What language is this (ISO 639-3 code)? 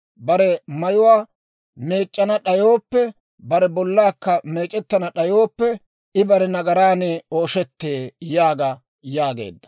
dwr